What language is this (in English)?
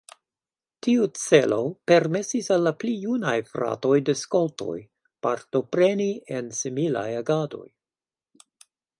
Esperanto